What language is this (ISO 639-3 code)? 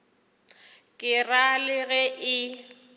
nso